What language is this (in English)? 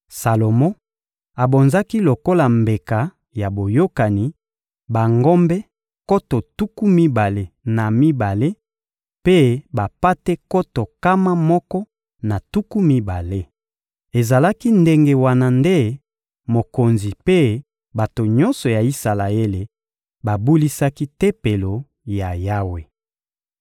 Lingala